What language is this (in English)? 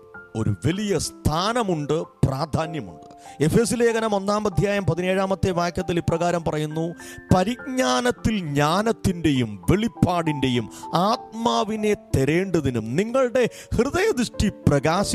Malayalam